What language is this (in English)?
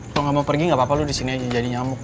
Indonesian